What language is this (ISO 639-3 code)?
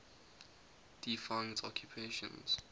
eng